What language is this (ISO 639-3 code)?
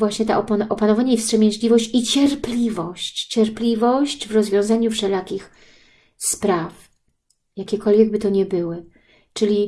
pol